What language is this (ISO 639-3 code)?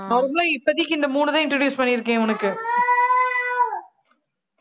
tam